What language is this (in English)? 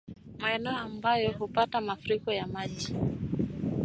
Swahili